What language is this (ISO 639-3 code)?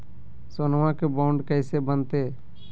mag